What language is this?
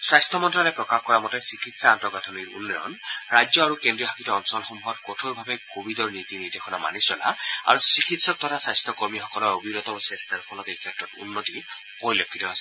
Assamese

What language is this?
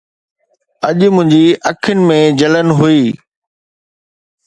Sindhi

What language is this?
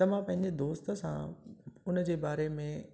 Sindhi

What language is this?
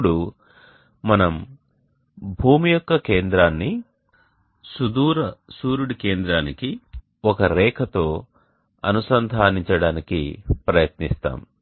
Telugu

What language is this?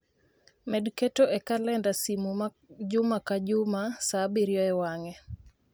Luo (Kenya and Tanzania)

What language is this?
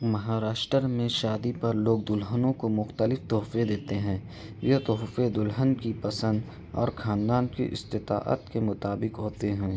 Urdu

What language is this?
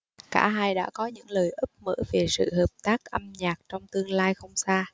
Vietnamese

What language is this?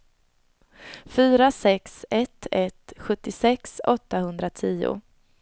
Swedish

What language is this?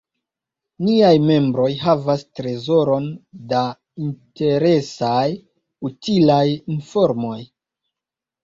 Esperanto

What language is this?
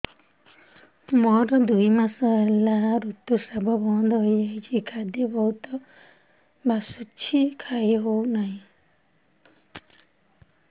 Odia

